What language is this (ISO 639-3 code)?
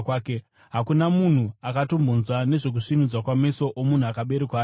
sna